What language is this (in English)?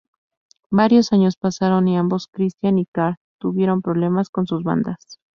Spanish